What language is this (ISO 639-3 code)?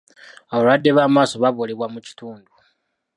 lug